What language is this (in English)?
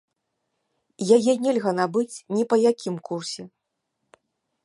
Belarusian